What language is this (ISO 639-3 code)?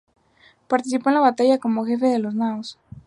spa